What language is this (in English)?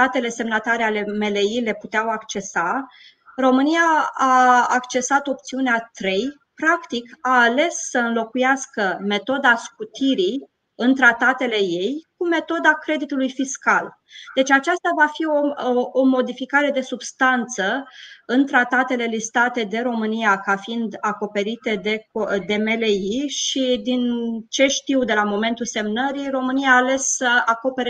Romanian